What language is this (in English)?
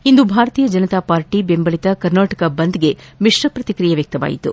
Kannada